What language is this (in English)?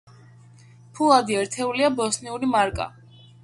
Georgian